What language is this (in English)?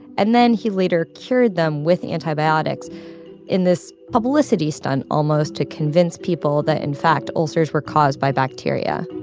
English